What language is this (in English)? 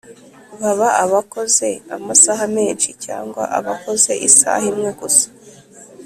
Kinyarwanda